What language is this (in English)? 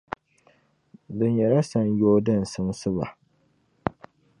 Dagbani